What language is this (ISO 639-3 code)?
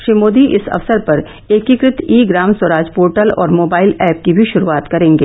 hin